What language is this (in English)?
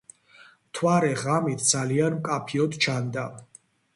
Georgian